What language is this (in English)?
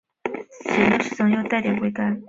Chinese